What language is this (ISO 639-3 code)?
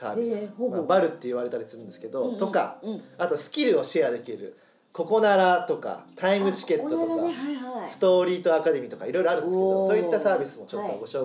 jpn